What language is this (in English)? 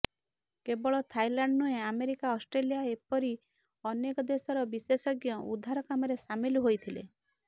Odia